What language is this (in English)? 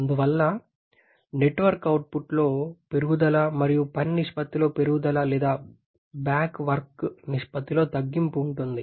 Telugu